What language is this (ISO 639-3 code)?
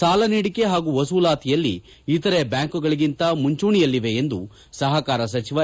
kan